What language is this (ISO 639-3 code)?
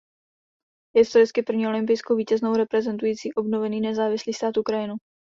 ces